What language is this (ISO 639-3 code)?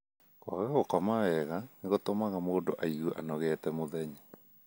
kik